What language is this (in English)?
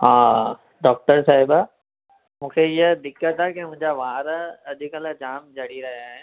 Sindhi